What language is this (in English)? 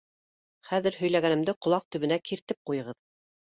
Bashkir